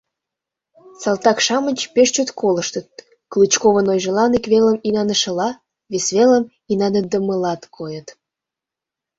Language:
Mari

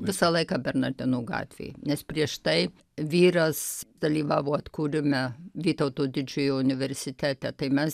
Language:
Lithuanian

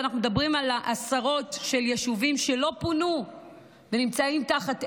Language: Hebrew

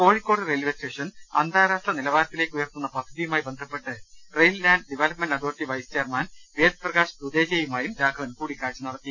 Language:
Malayalam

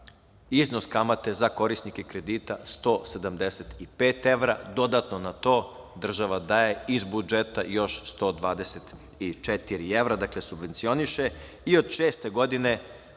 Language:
Serbian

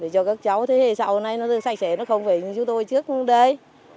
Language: Vietnamese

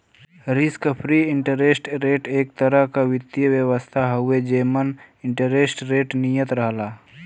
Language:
Bhojpuri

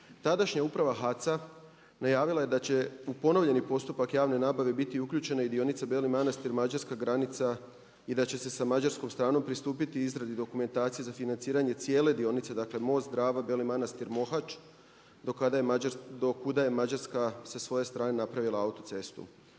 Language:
Croatian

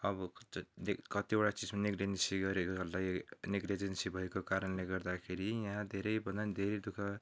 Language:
Nepali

